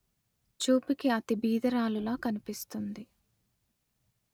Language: Telugu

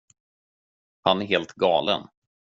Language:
Swedish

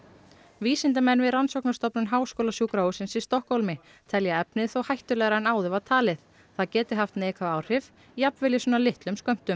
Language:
Icelandic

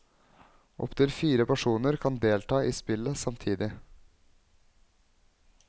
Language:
Norwegian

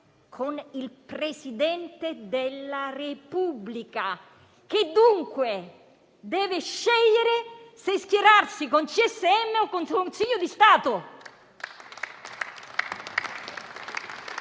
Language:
Italian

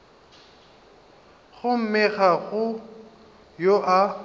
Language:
Northern Sotho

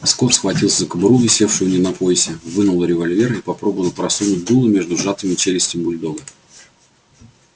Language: Russian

